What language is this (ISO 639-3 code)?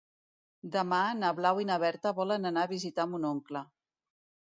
cat